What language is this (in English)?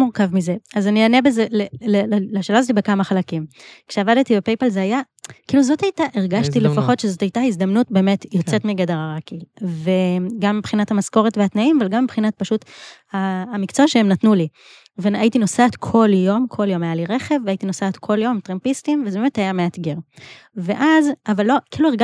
Hebrew